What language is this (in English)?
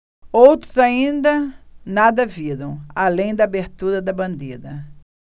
Portuguese